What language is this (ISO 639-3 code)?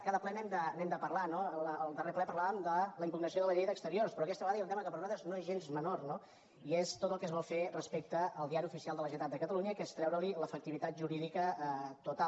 cat